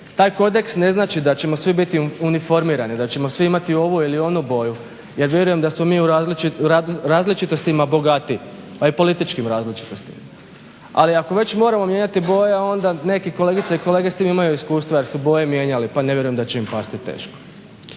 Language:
Croatian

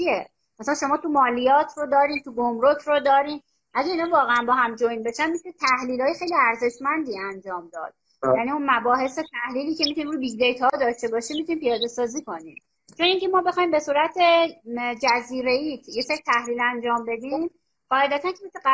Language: Persian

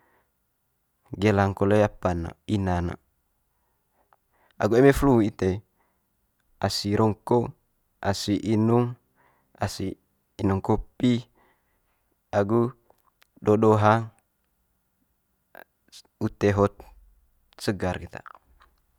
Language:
Manggarai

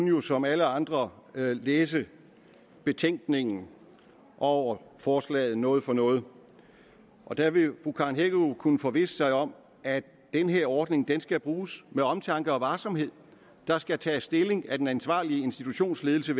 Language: Danish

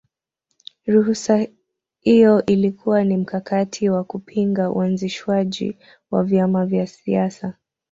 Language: Swahili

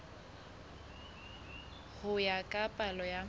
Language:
Southern Sotho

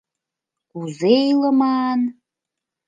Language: Mari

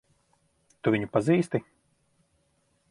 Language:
Latvian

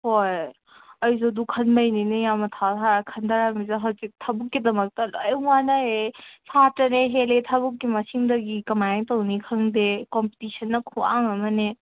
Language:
Manipuri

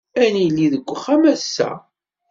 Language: Kabyle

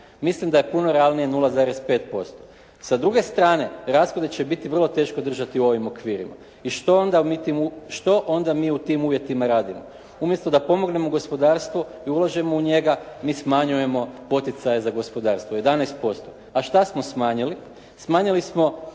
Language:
Croatian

